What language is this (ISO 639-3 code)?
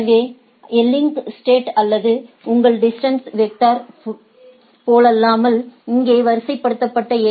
tam